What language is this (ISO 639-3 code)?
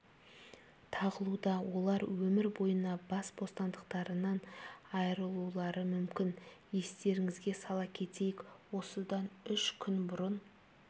kaz